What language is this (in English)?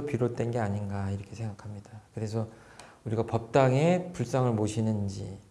Korean